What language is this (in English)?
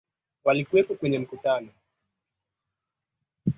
Swahili